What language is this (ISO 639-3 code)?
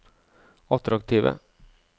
nor